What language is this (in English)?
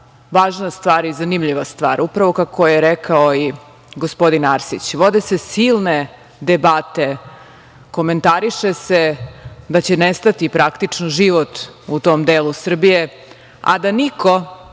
Serbian